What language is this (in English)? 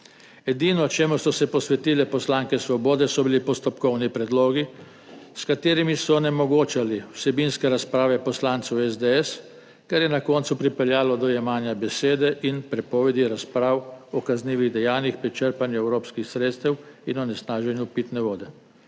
Slovenian